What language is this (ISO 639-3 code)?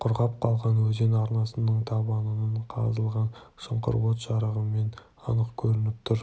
kaz